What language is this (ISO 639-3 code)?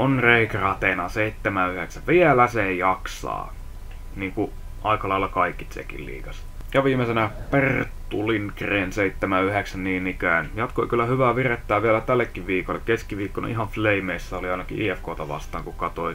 fin